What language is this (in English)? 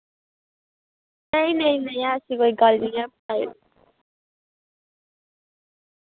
Dogri